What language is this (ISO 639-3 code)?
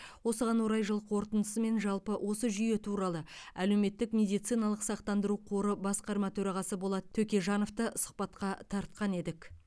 kaz